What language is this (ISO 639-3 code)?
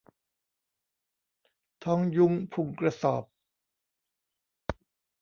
tha